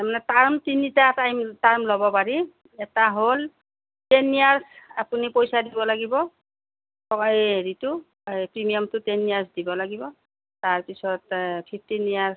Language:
Assamese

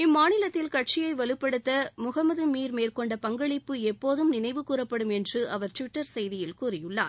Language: Tamil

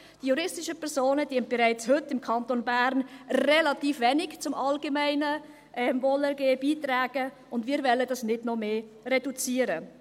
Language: Swiss German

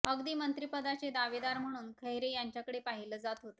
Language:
Marathi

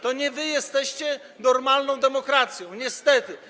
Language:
Polish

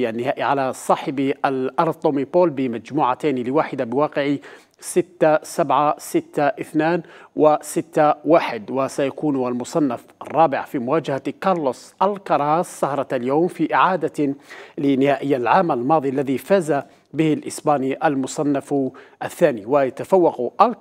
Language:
Arabic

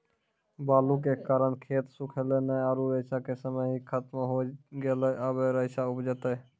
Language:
Maithili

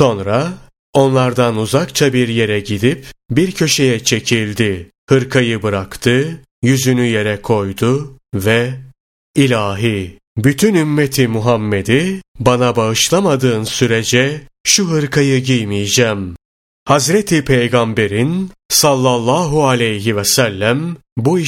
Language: Turkish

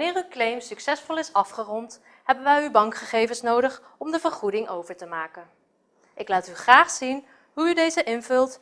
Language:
Dutch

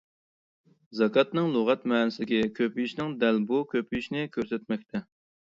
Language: Uyghur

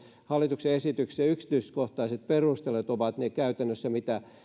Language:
Finnish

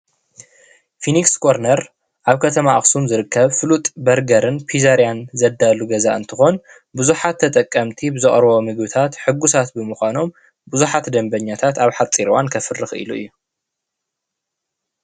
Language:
Tigrinya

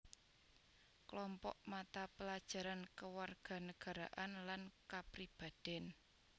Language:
Javanese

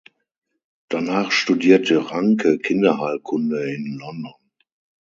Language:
German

